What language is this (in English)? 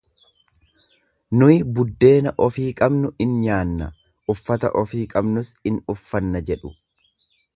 Oromo